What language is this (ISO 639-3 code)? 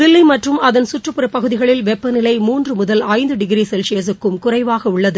tam